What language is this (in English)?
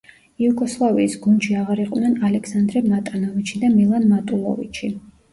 Georgian